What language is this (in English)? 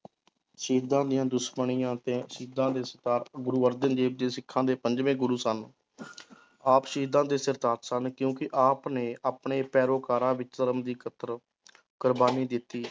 Punjabi